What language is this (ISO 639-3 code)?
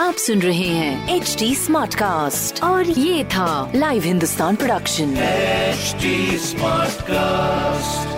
hin